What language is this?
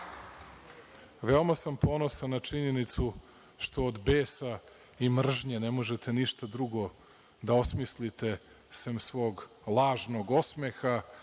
Serbian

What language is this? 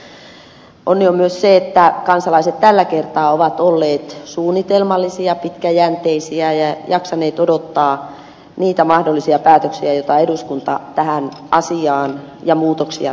Finnish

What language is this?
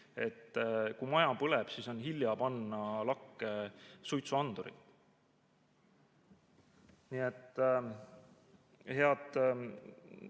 Estonian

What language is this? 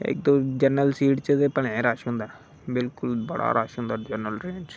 Dogri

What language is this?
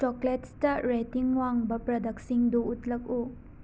Manipuri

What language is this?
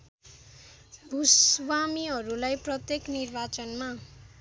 Nepali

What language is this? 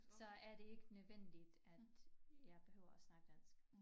Danish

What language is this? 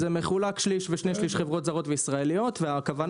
Hebrew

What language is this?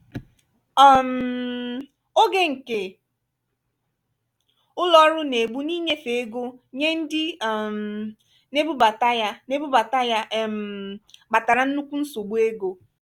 Igbo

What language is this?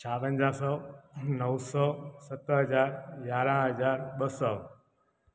Sindhi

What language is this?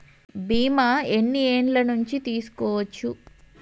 Telugu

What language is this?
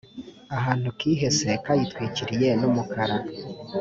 Kinyarwanda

